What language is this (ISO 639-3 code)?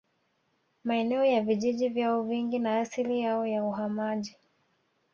swa